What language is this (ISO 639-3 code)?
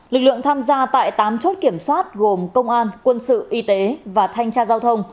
vie